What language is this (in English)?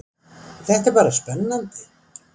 Icelandic